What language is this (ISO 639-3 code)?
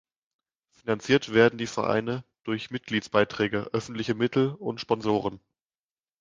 deu